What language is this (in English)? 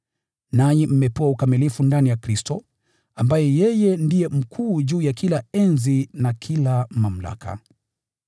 Swahili